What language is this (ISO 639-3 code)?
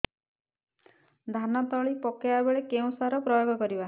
ori